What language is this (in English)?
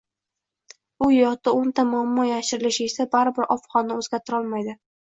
Uzbek